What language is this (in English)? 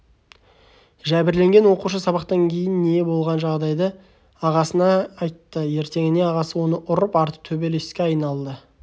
Kazakh